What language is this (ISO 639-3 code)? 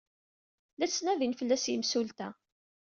kab